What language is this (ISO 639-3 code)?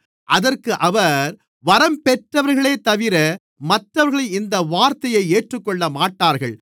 tam